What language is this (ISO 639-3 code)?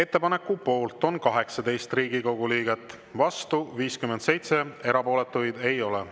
est